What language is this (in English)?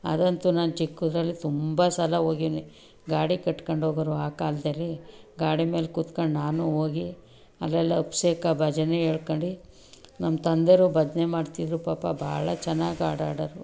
Kannada